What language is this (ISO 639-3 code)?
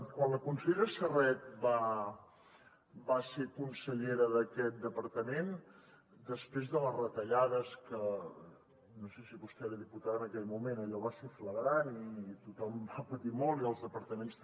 cat